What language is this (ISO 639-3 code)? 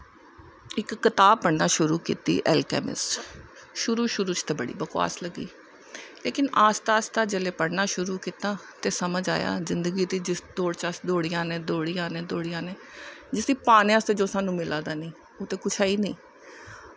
doi